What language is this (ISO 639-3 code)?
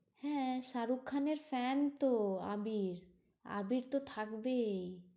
ben